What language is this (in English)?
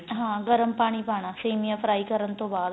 Punjabi